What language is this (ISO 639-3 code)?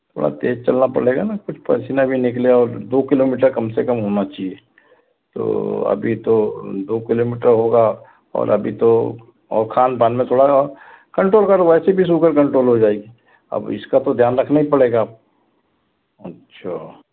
hin